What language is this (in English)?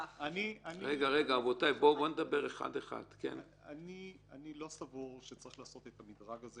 Hebrew